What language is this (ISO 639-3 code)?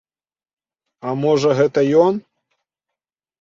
bel